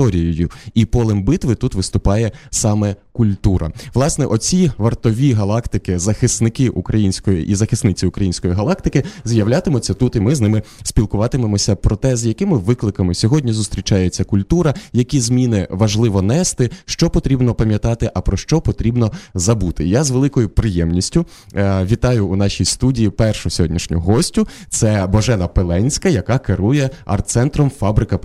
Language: Ukrainian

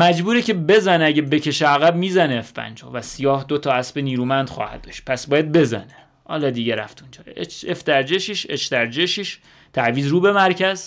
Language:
Persian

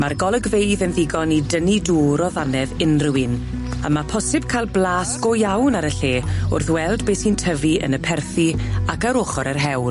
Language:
Welsh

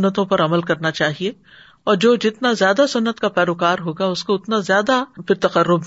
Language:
Urdu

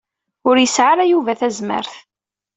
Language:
Kabyle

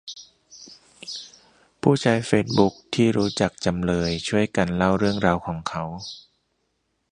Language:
Thai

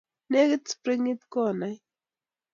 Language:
Kalenjin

